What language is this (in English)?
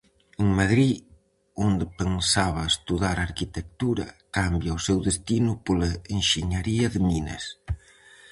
Galician